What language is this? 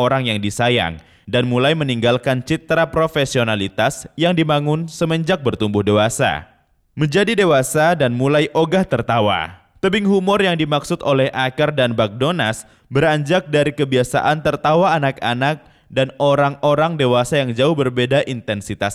Indonesian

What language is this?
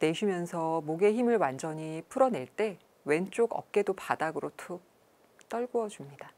Korean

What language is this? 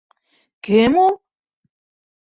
Bashkir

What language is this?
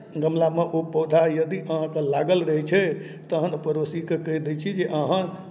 Maithili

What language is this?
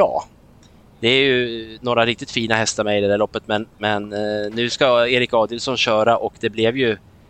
Swedish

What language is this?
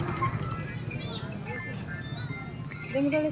Kannada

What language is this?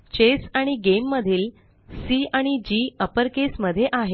Marathi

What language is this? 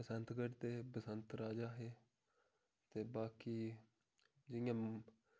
Dogri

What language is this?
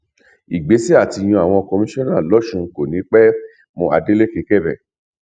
Yoruba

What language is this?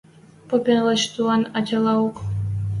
Western Mari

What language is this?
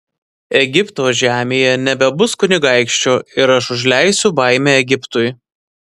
Lithuanian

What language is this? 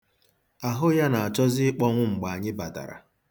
Igbo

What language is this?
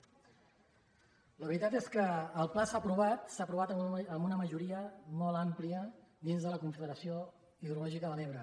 Catalan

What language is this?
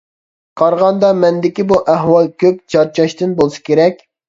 Uyghur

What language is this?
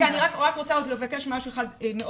Hebrew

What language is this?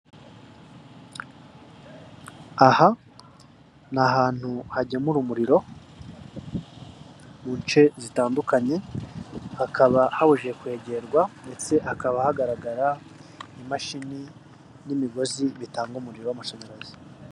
Kinyarwanda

